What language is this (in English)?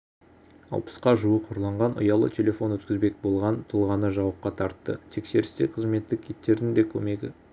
Kazakh